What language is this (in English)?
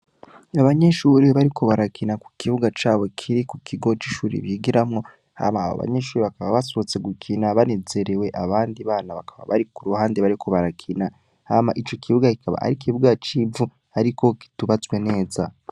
Rundi